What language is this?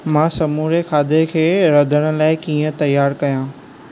Sindhi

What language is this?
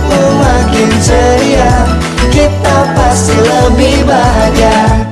Indonesian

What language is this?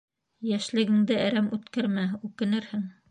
Bashkir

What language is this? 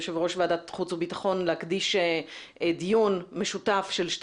Hebrew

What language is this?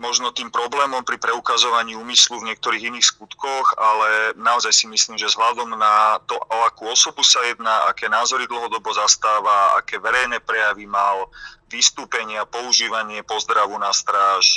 Slovak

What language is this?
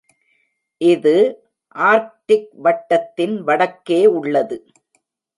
Tamil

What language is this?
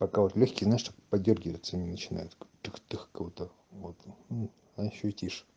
Russian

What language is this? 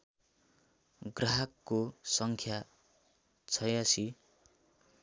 Nepali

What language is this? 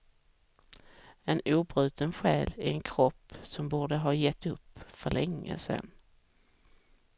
Swedish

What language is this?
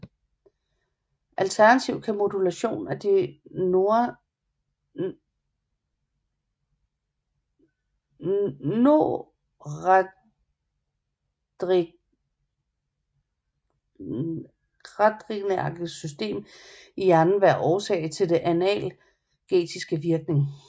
Danish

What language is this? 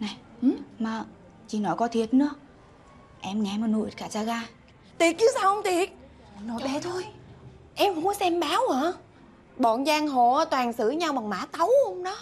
Vietnamese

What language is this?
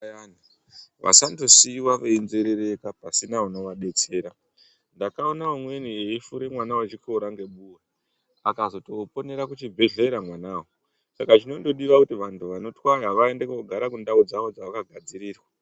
Ndau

